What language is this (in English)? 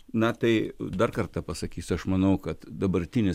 Lithuanian